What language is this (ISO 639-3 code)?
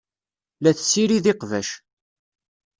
kab